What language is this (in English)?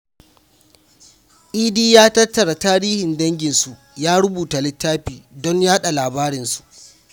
Hausa